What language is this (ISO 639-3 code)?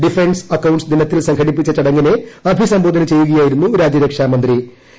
mal